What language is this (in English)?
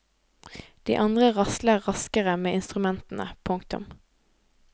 Norwegian